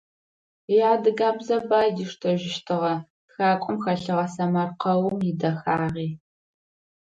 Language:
Adyghe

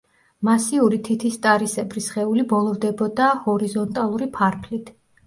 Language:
Georgian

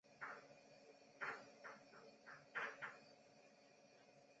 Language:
Chinese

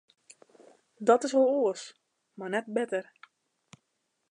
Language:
Western Frisian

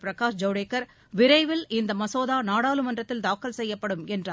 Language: Tamil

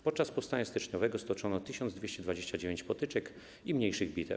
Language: Polish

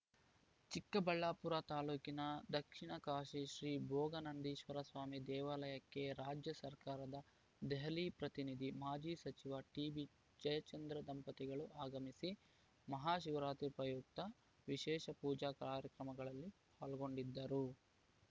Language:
Kannada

